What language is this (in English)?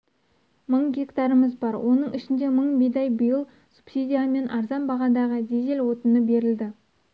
Kazakh